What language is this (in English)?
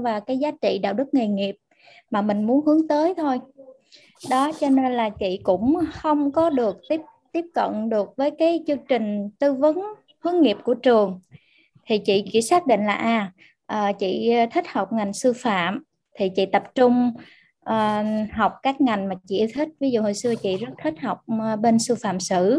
Vietnamese